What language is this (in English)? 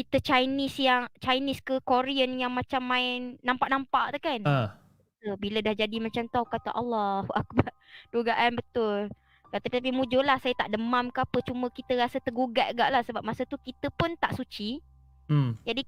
Malay